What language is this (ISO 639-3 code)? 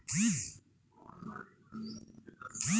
ben